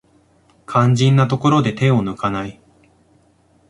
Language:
Japanese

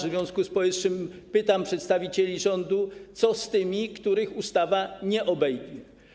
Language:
Polish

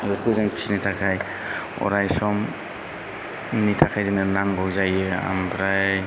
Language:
Bodo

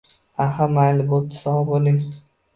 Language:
Uzbek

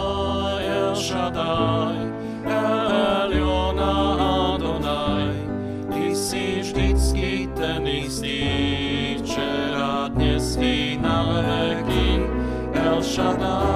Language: Slovak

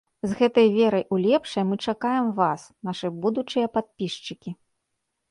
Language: Belarusian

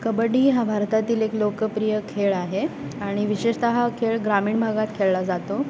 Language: Marathi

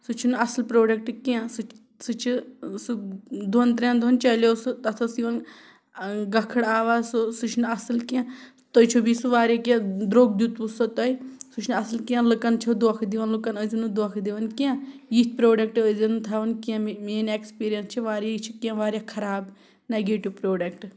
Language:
Kashmiri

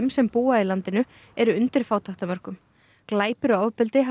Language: Icelandic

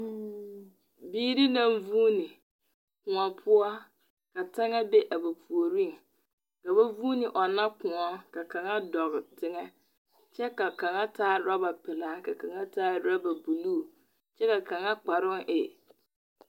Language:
Southern Dagaare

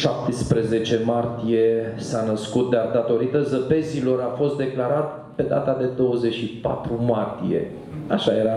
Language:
Romanian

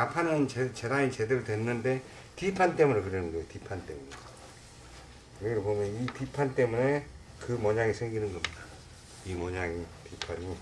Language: Korean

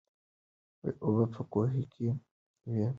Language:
Pashto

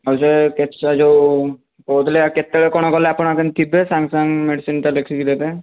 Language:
Odia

